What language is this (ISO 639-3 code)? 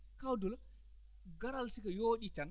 ful